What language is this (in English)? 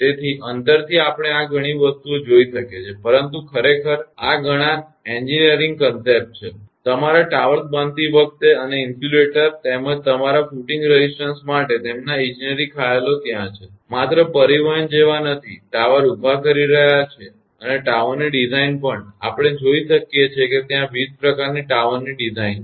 Gujarati